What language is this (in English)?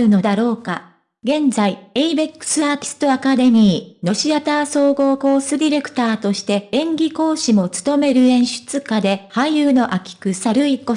Japanese